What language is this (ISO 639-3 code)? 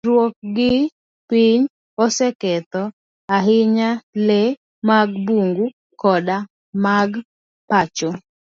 luo